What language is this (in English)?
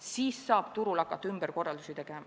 Estonian